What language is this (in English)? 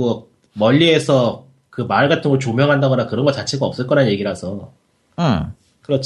Korean